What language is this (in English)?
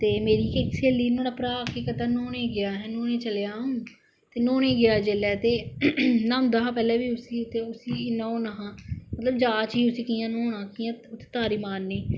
Dogri